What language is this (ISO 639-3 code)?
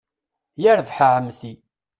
kab